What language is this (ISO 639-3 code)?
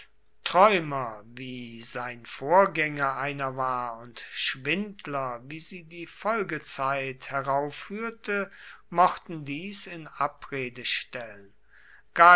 deu